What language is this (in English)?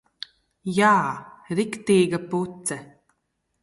Latvian